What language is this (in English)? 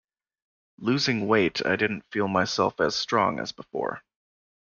English